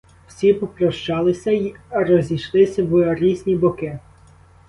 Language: Ukrainian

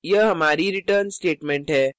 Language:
Hindi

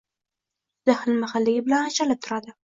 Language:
Uzbek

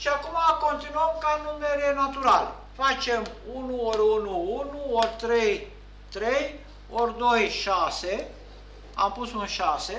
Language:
Romanian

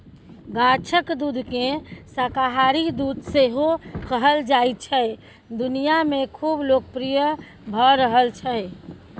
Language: Maithili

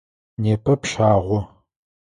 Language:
Adyghe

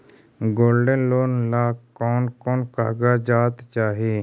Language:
Magahi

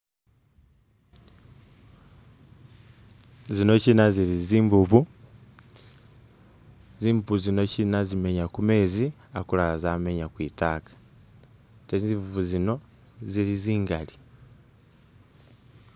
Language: Masaaba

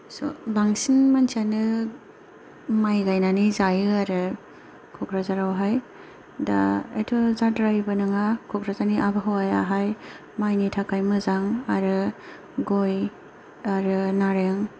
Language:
Bodo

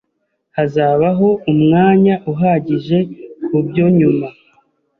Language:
Kinyarwanda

